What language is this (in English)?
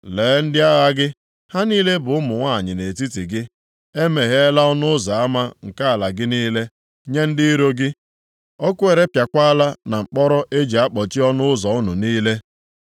Igbo